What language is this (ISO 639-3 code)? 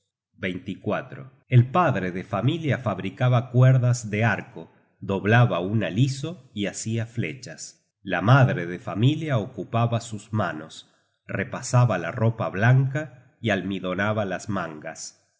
spa